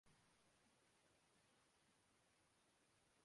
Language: Urdu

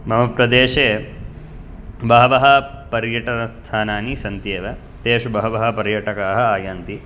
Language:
Sanskrit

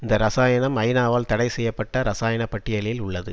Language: Tamil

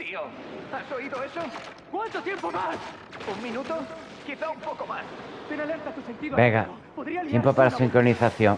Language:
Spanish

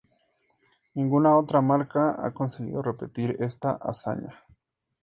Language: Spanish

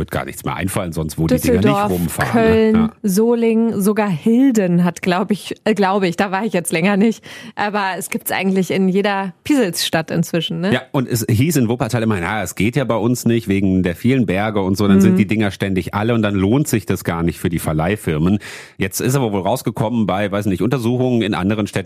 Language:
German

